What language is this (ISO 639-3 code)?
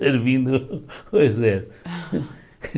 por